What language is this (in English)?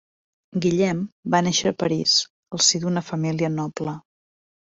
Catalan